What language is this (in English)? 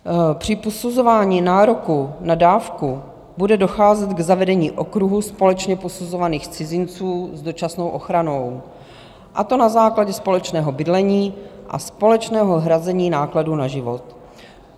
Czech